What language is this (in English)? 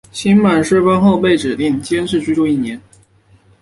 Chinese